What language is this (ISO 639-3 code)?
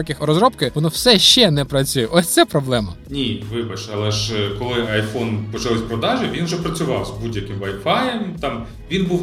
ukr